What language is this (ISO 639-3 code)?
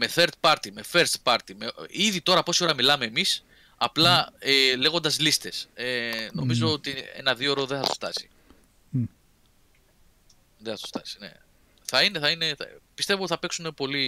ell